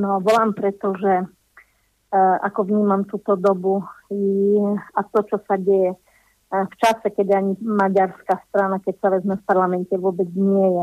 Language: Slovak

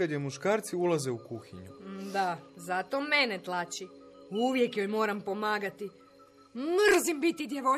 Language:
Croatian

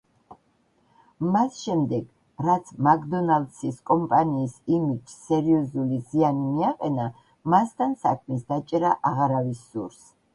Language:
Georgian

